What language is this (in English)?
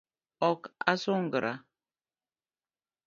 Luo (Kenya and Tanzania)